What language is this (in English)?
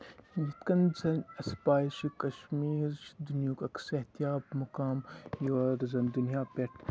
Kashmiri